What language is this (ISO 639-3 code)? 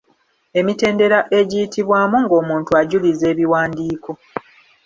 lug